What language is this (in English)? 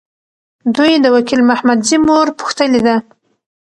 Pashto